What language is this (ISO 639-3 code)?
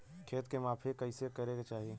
bho